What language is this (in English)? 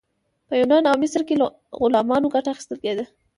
Pashto